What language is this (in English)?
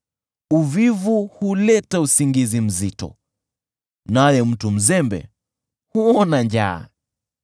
Swahili